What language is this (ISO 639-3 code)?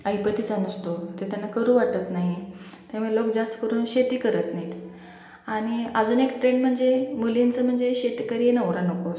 mar